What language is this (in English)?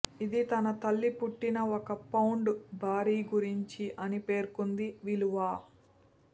Telugu